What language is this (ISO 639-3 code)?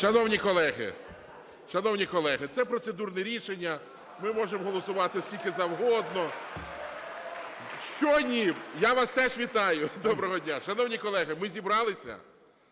ukr